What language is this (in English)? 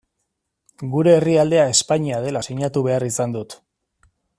Basque